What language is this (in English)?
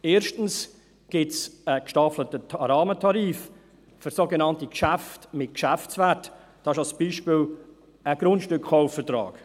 Swiss German